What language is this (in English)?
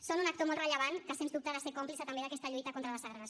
Catalan